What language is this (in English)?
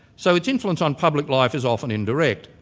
English